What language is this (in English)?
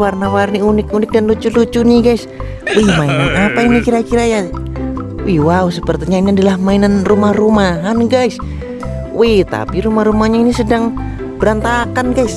Indonesian